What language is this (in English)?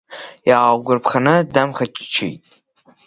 Abkhazian